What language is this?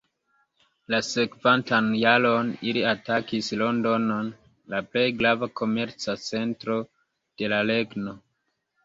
Esperanto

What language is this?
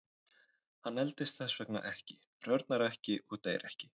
Icelandic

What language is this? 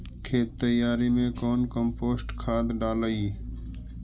Magahi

